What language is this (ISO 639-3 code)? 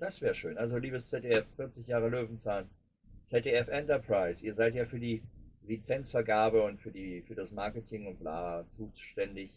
deu